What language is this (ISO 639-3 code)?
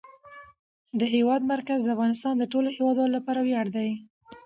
pus